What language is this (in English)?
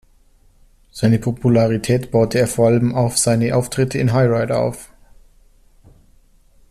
German